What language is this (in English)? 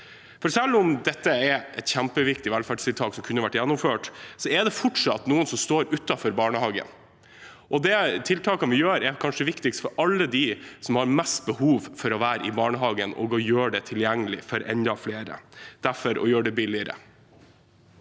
Norwegian